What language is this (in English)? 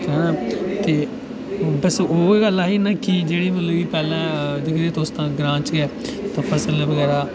Dogri